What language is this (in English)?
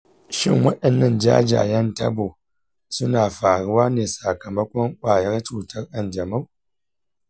Hausa